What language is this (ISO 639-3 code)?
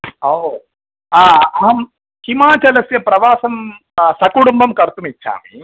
san